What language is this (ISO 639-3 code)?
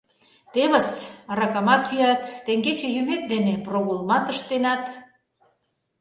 chm